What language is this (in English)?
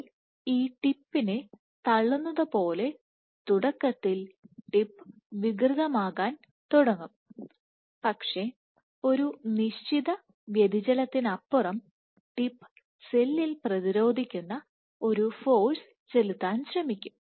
Malayalam